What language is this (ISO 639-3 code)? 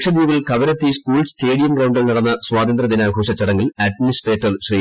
mal